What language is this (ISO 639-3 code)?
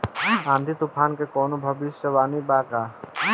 bho